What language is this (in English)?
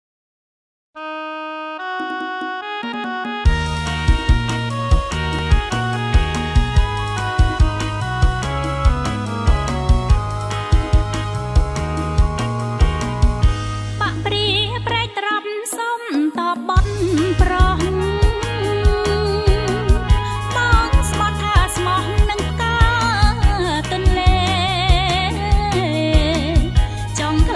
Thai